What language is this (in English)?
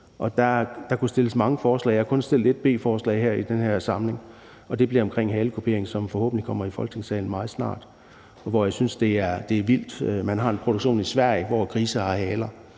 Danish